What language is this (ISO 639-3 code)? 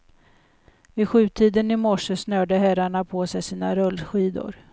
swe